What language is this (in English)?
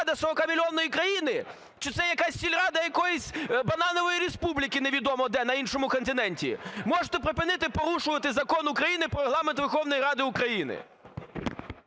Ukrainian